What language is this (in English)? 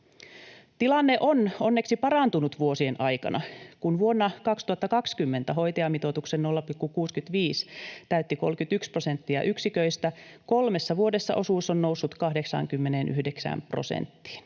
Finnish